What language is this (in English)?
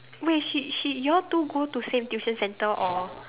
English